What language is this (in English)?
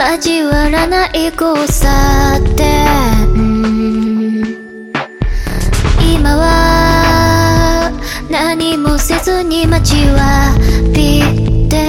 Japanese